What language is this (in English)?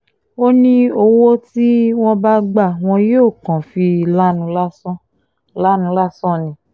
Yoruba